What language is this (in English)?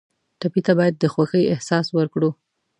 Pashto